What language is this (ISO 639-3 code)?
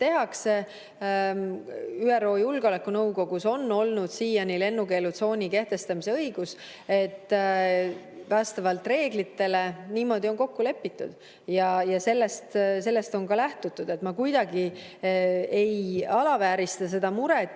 est